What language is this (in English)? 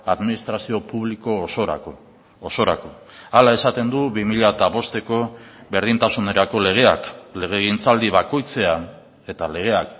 Basque